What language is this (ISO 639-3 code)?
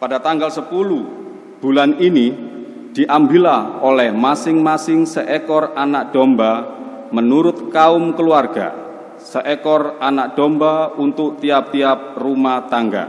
ind